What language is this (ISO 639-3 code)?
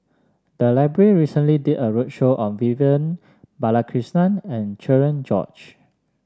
eng